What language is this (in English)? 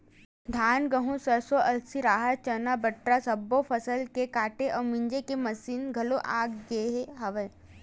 Chhattisgarhi